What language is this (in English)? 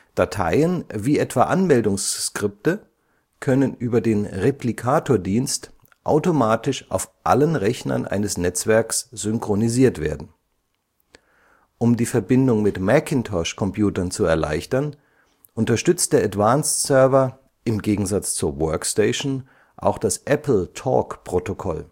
German